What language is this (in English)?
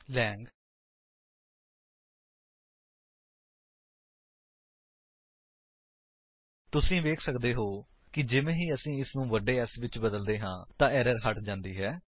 Punjabi